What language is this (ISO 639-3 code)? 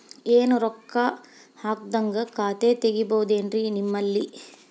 kan